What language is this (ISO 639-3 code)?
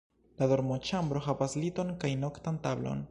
epo